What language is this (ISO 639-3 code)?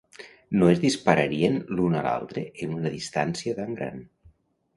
cat